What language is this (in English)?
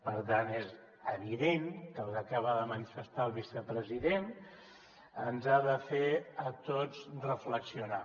Catalan